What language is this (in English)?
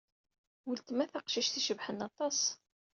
Kabyle